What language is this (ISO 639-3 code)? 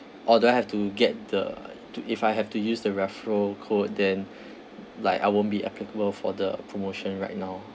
eng